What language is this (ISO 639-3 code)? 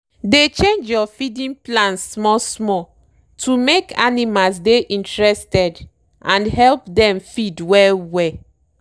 pcm